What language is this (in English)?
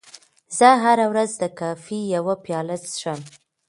Pashto